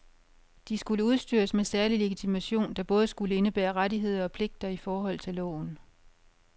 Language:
Danish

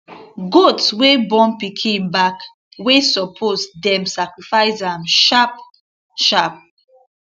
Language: Nigerian Pidgin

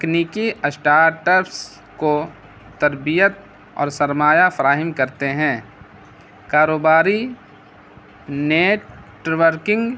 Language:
Urdu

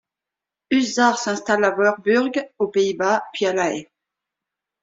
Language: French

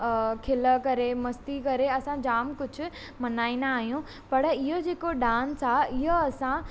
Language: Sindhi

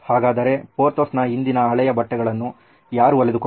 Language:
Kannada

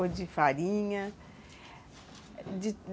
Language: Portuguese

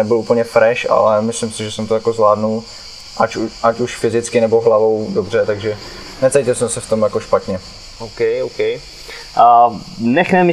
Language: Czech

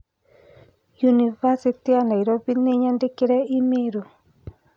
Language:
Kikuyu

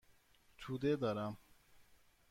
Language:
Persian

